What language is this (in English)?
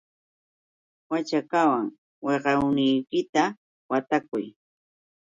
Yauyos Quechua